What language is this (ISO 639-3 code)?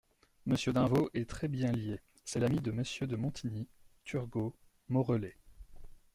fra